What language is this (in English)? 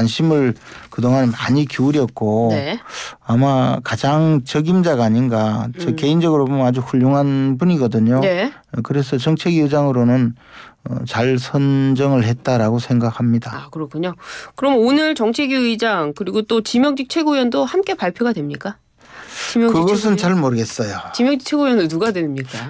Korean